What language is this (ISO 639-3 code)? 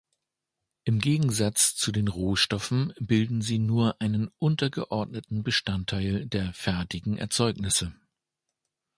deu